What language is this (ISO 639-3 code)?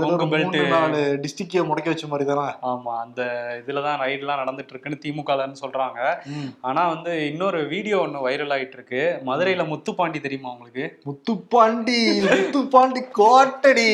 tam